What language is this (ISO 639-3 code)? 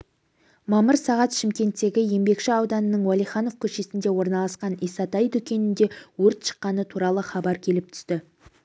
kaz